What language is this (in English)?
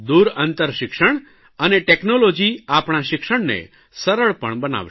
Gujarati